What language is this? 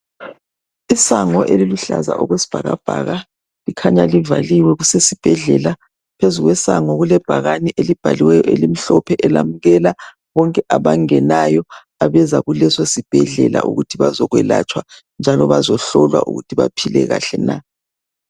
North Ndebele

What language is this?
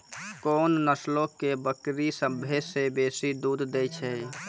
Maithili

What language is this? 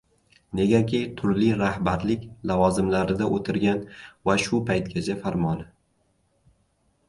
Uzbek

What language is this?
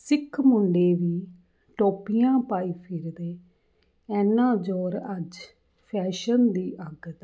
Punjabi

